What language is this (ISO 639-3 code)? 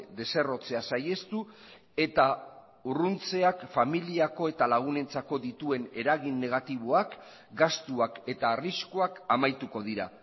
eus